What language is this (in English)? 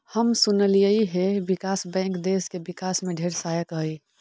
Magahi